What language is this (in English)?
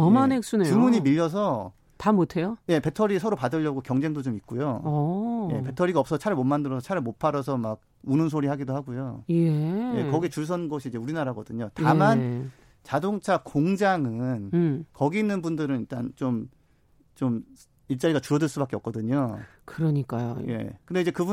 Korean